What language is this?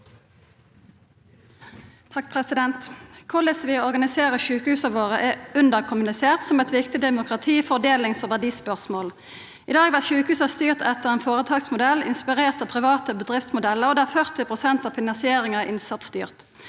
Norwegian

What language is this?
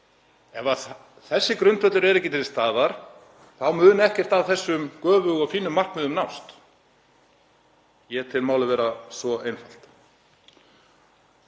Icelandic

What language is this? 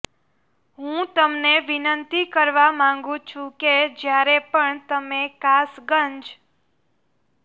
Gujarati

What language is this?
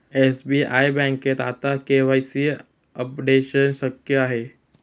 Marathi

